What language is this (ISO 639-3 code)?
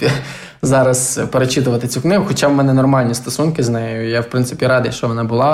ukr